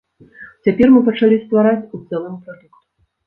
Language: Belarusian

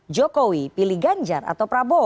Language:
Indonesian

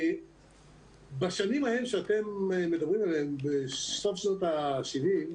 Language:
Hebrew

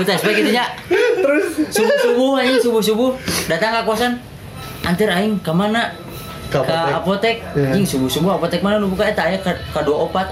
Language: Indonesian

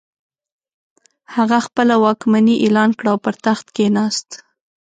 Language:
Pashto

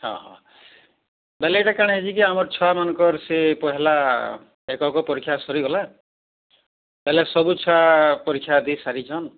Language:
Odia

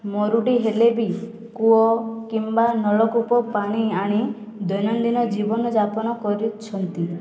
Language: Odia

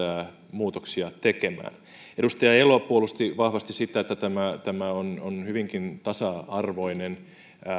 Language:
Finnish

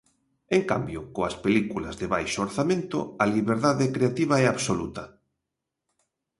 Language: Galician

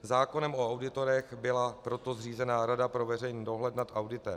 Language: Czech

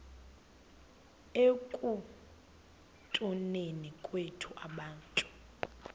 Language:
Xhosa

